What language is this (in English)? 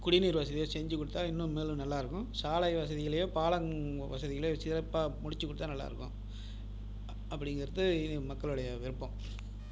Tamil